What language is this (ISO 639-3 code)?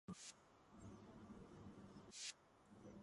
kat